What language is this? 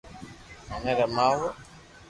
Loarki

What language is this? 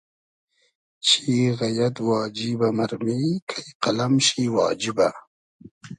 Hazaragi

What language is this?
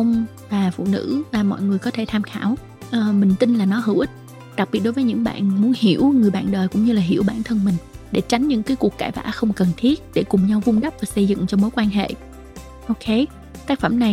Vietnamese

